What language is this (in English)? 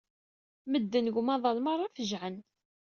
Kabyle